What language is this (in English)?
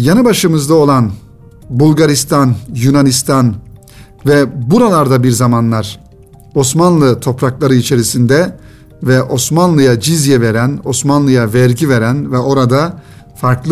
Turkish